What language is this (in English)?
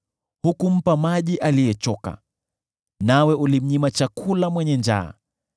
Swahili